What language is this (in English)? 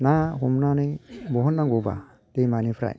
Bodo